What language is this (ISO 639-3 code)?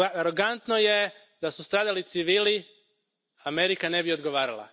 hrv